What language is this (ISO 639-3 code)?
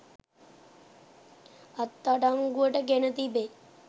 sin